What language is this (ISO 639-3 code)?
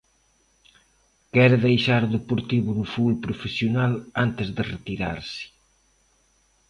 glg